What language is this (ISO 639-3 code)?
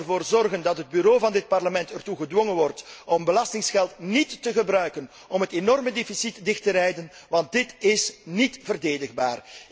nld